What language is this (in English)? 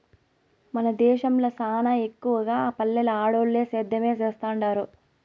Telugu